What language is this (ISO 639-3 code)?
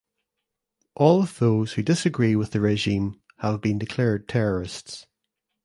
eng